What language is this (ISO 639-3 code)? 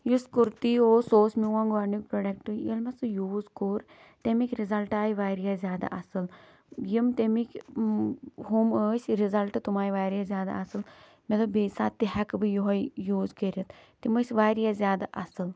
kas